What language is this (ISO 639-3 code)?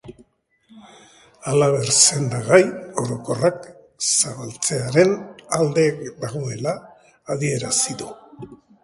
eus